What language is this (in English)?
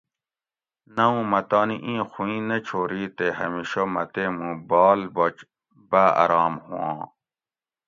Gawri